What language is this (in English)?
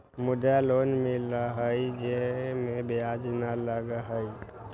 Magahi